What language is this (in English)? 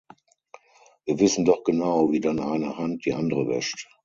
German